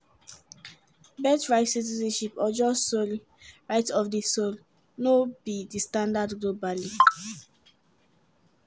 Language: Nigerian Pidgin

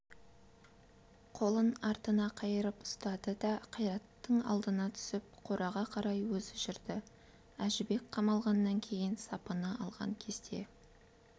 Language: Kazakh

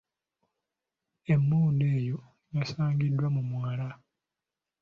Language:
Ganda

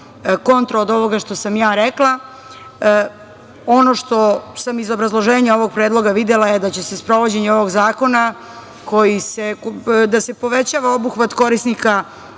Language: Serbian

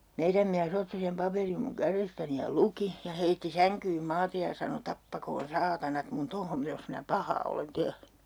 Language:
Finnish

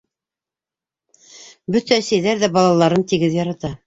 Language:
Bashkir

